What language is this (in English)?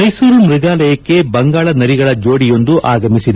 Kannada